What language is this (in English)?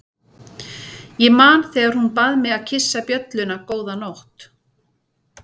Icelandic